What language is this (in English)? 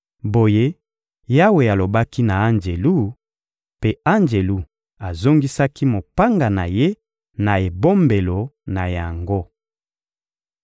Lingala